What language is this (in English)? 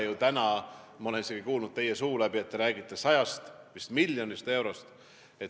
Estonian